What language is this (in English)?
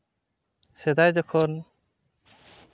Santali